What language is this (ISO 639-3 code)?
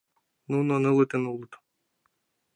chm